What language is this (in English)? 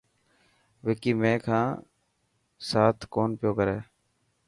Dhatki